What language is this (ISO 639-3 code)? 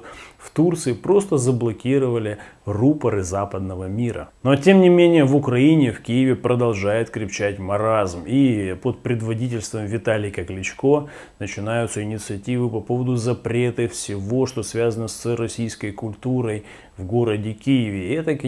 rus